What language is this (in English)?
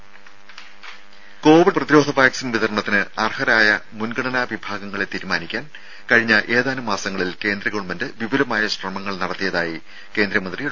Malayalam